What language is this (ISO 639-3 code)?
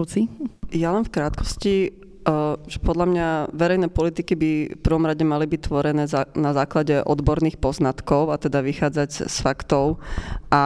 slk